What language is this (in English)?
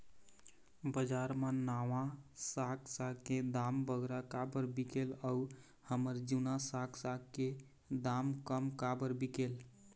Chhattisgarhi